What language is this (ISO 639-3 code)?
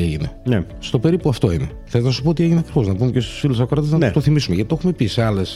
ell